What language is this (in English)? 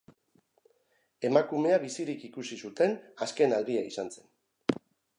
Basque